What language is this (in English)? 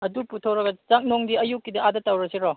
Manipuri